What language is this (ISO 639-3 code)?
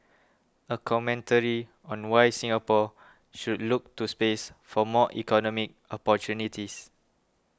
eng